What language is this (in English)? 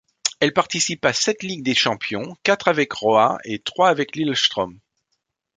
French